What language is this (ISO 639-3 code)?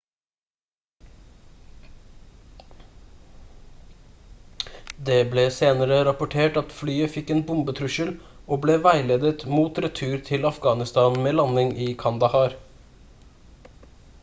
nob